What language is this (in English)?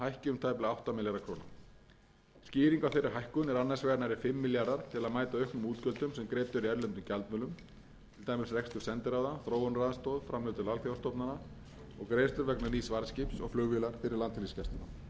Icelandic